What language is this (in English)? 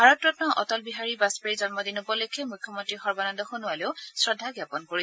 Assamese